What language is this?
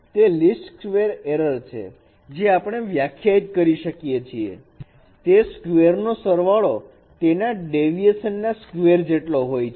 Gujarati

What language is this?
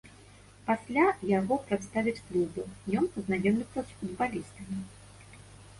Belarusian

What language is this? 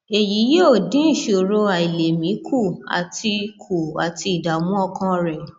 Yoruba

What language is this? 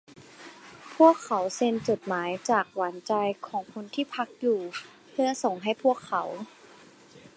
Thai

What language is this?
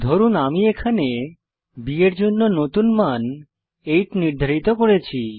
Bangla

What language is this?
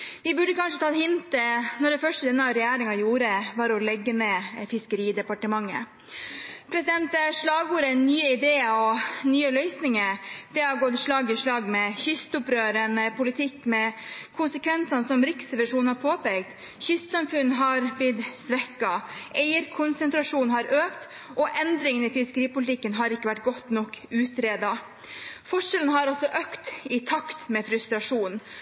Norwegian Bokmål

